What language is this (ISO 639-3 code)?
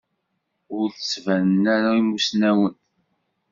kab